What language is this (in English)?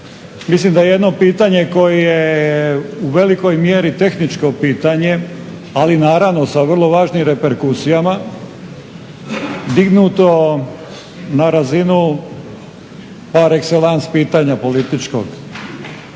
Croatian